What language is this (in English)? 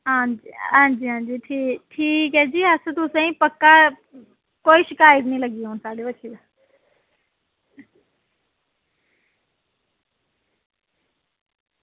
Dogri